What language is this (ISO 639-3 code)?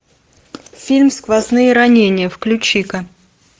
rus